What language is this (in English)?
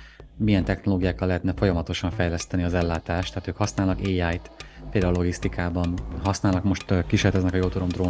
Hungarian